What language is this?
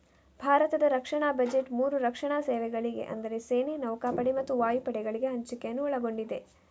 Kannada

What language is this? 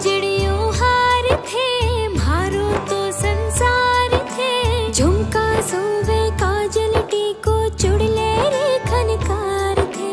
Hindi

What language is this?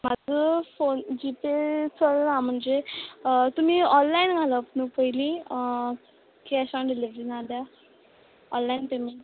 Konkani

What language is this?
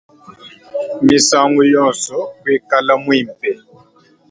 Luba-Lulua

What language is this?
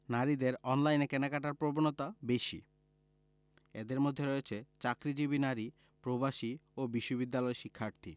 Bangla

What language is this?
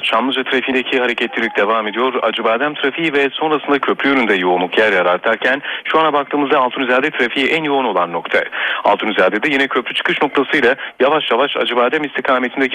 Turkish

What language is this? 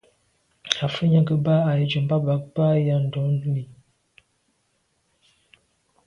Medumba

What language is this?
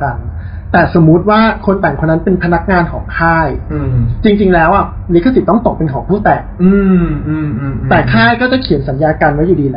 Thai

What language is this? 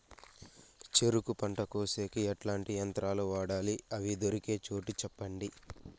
Telugu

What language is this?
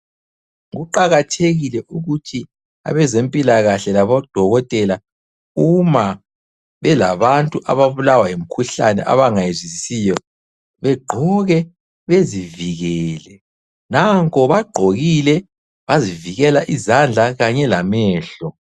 North Ndebele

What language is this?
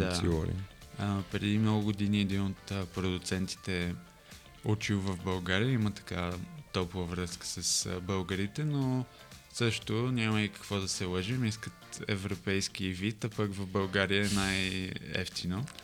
Bulgarian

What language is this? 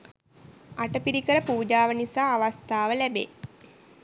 Sinhala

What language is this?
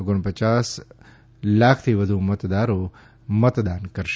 Gujarati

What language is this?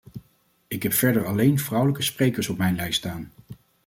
Dutch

